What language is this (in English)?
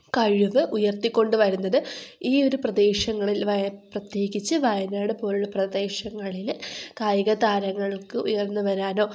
Malayalam